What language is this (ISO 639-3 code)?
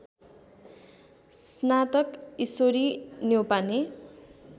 nep